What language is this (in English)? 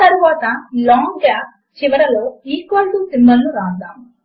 Telugu